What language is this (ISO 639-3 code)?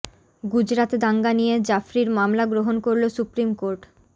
ben